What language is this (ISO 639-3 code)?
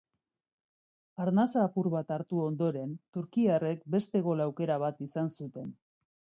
eus